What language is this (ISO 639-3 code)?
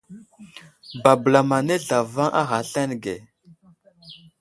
udl